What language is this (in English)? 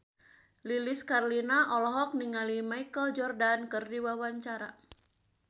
Sundanese